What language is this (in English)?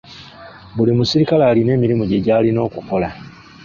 Ganda